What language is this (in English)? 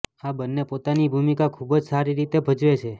Gujarati